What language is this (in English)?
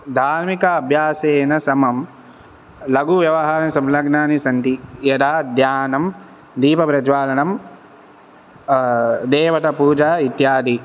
Sanskrit